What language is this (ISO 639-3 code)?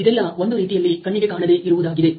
kan